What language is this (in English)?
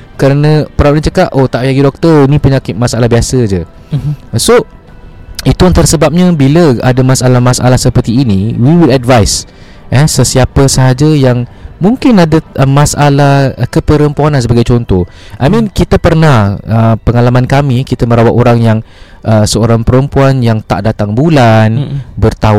Malay